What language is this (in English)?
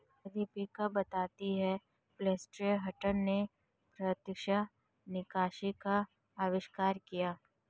Hindi